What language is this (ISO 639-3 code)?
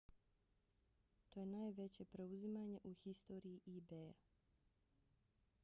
bos